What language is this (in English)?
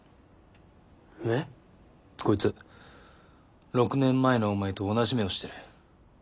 Japanese